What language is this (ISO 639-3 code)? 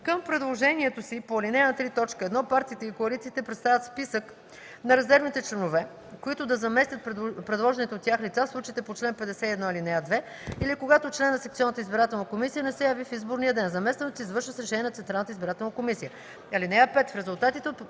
bul